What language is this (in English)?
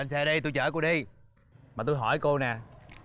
Vietnamese